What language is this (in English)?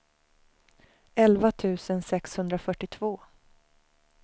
Swedish